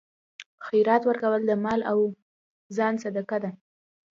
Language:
Pashto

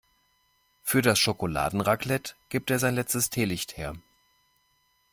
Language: German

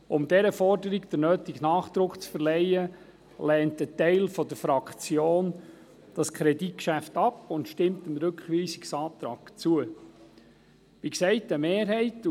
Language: Swiss German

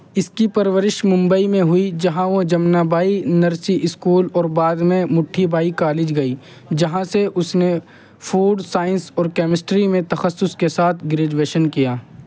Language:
Urdu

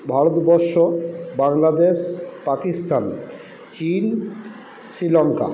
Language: Bangla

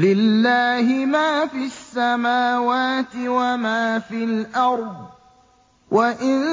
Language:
Arabic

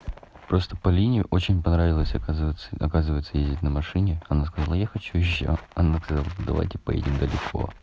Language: Russian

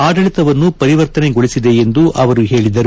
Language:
Kannada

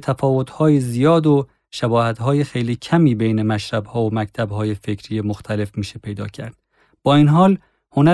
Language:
Persian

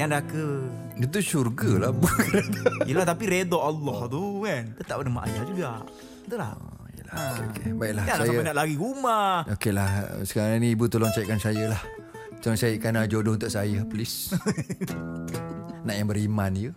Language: Malay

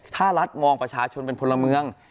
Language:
Thai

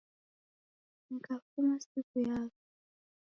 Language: Taita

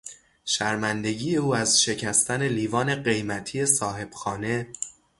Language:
Persian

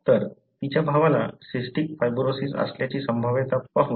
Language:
Marathi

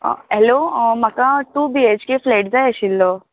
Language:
Konkani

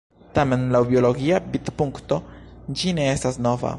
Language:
Esperanto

